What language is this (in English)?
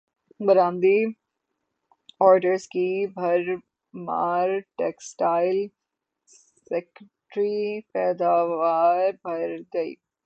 Urdu